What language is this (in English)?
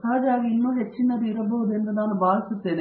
Kannada